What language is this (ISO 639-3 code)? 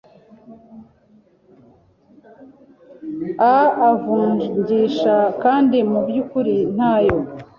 kin